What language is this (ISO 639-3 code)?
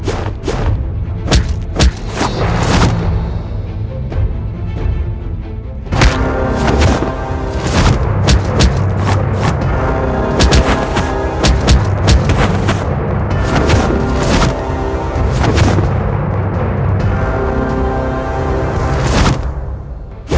ind